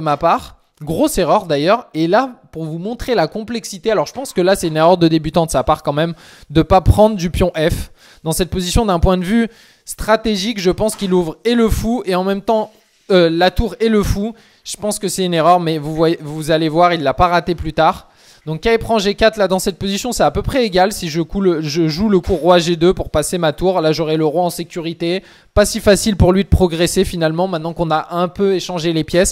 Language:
French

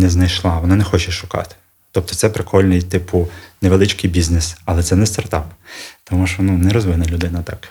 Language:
Ukrainian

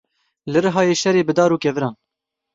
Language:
Kurdish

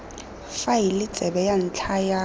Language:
Tswana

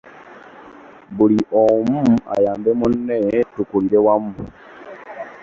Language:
Ganda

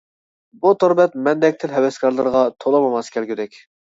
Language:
Uyghur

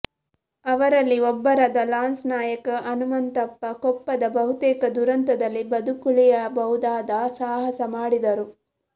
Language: Kannada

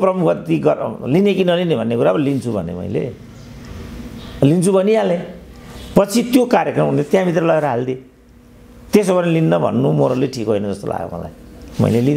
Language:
Indonesian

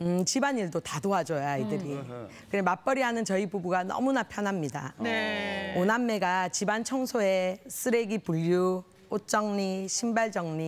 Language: Korean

